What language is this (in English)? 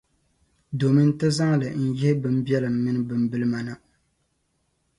Dagbani